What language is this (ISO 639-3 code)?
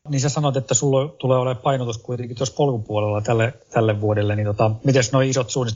fin